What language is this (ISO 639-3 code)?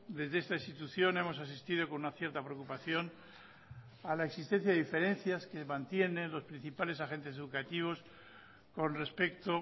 spa